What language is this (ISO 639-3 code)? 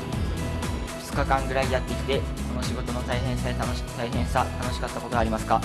jpn